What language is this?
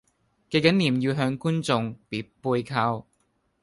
Cantonese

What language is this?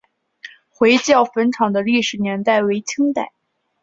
Chinese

